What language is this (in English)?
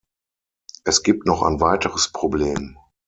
German